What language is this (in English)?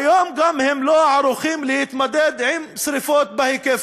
Hebrew